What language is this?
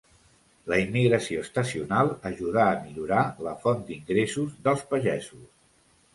Catalan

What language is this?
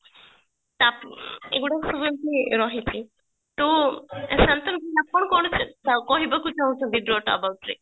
Odia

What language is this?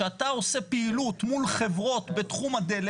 Hebrew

